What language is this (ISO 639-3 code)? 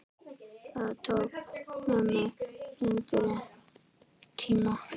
isl